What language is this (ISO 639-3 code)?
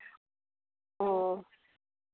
sat